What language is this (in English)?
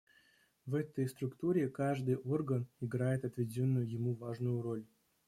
Russian